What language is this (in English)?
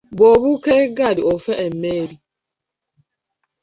Ganda